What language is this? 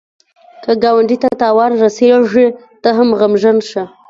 Pashto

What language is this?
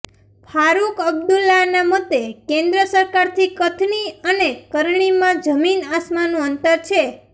Gujarati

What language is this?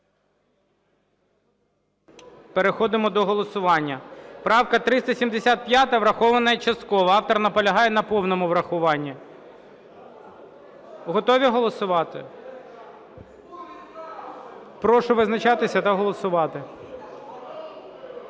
Ukrainian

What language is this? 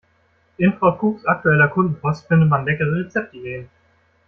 German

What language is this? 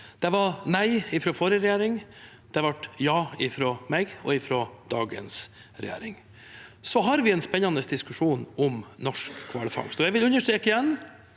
Norwegian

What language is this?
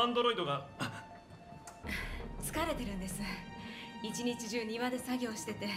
Japanese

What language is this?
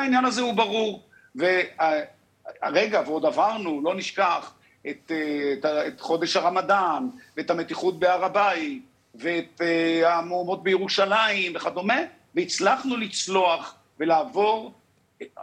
Hebrew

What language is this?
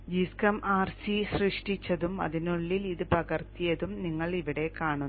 Malayalam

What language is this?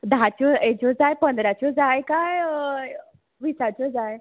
Konkani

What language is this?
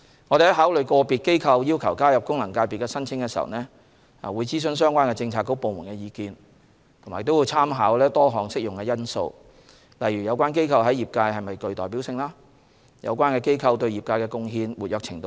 Cantonese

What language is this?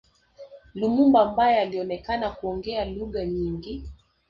Swahili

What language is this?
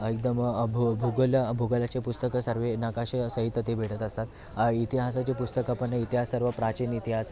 Marathi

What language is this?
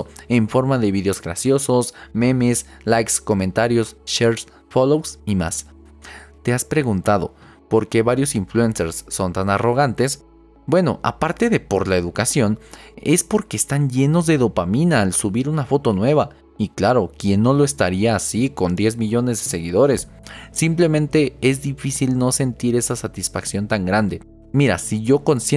Spanish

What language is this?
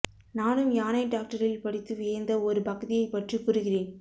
Tamil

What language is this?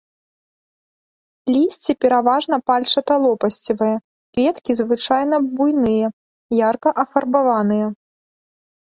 Belarusian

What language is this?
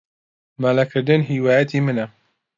Central Kurdish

